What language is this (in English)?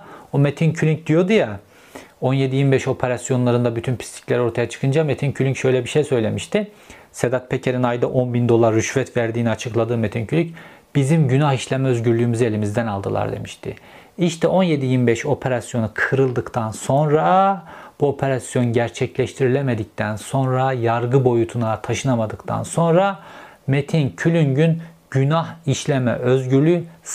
Turkish